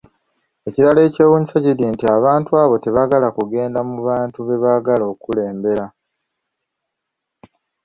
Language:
Ganda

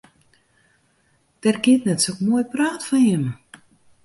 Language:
Western Frisian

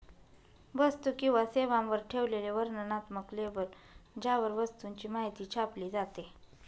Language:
Marathi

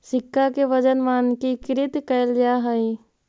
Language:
Magahi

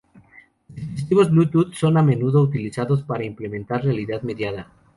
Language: Spanish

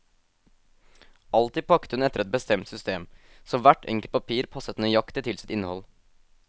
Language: Norwegian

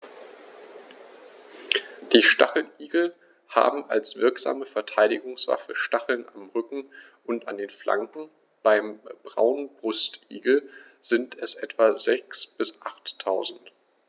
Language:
German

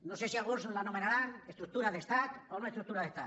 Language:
Catalan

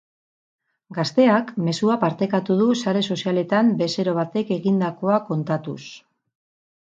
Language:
Basque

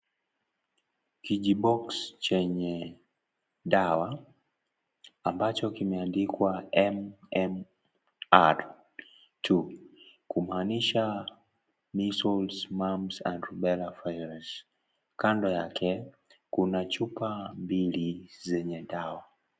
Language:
Swahili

